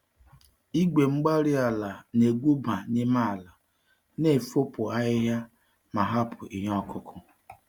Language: Igbo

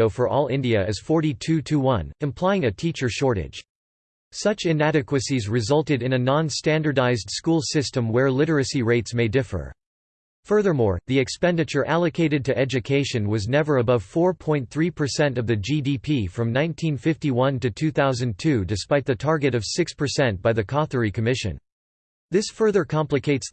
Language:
English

